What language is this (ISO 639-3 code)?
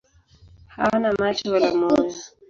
swa